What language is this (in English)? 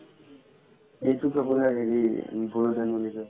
Assamese